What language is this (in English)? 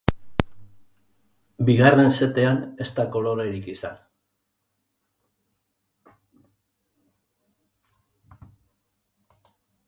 Basque